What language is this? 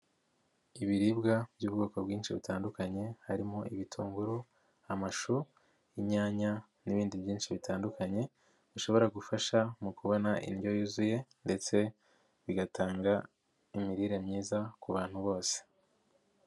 Kinyarwanda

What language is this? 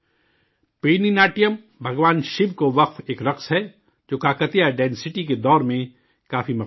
Urdu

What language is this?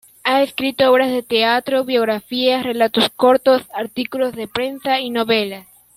Spanish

